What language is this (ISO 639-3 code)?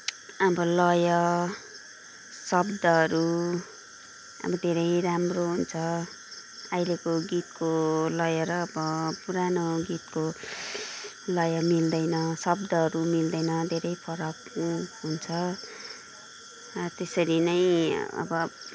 nep